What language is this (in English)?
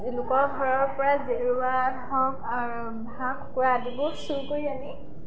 Assamese